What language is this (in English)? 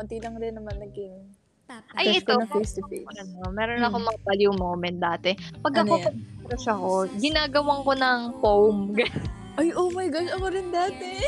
Filipino